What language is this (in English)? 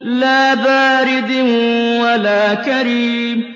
Arabic